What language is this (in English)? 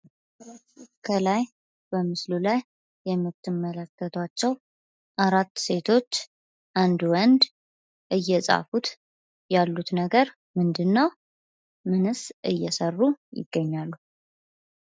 Amharic